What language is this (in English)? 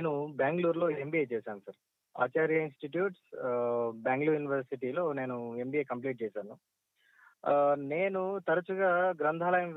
Telugu